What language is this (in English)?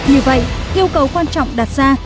Vietnamese